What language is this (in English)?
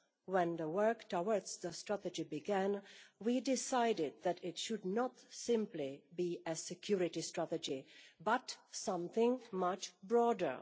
English